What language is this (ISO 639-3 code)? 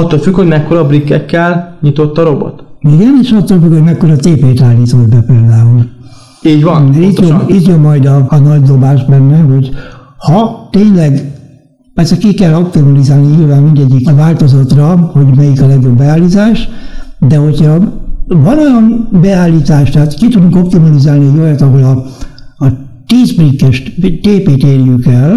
hun